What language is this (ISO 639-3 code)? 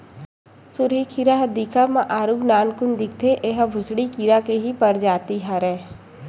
hne